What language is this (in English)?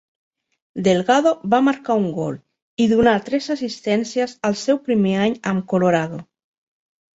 Catalan